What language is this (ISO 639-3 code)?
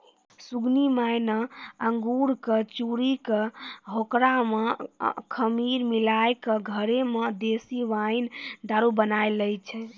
mai